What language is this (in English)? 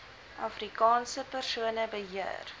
Afrikaans